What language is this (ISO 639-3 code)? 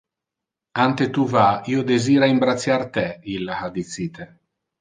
ina